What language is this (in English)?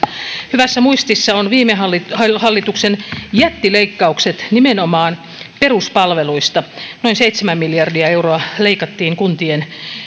Finnish